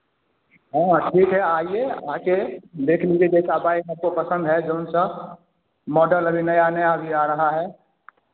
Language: Hindi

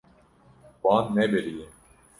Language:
Kurdish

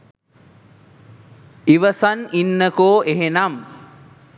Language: Sinhala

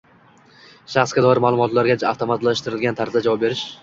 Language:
Uzbek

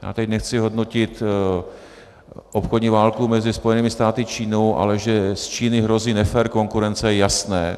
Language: Czech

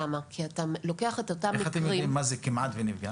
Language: Hebrew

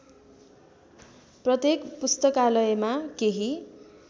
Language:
Nepali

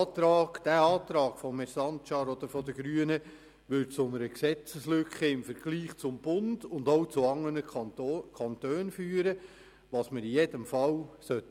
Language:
Swiss German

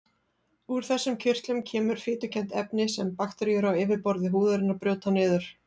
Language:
Icelandic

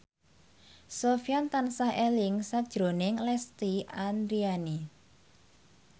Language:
Javanese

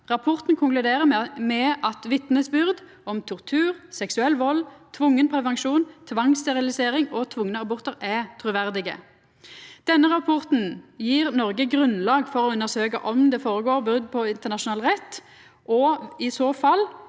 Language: Norwegian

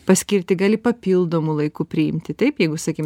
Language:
Lithuanian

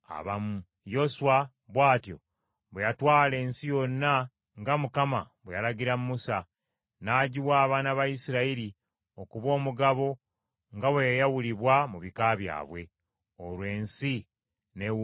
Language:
Ganda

